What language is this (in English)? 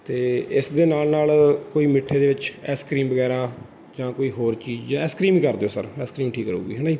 Punjabi